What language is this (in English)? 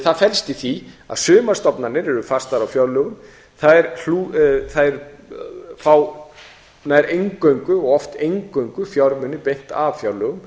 Icelandic